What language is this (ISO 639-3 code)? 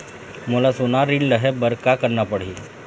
hne